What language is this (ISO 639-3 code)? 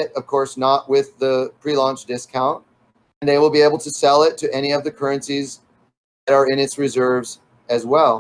eng